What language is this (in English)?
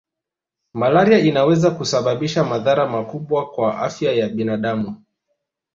Swahili